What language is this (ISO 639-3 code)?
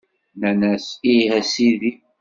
kab